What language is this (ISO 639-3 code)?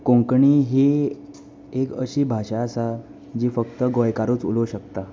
kok